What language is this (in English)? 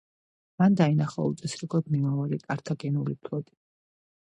Georgian